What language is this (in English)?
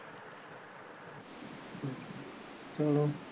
Punjabi